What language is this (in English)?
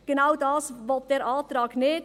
Swiss German